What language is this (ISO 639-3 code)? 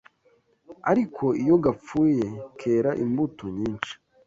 kin